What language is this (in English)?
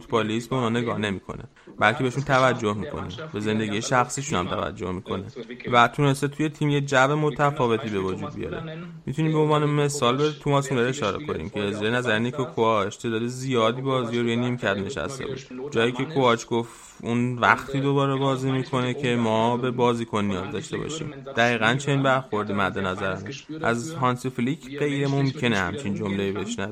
Persian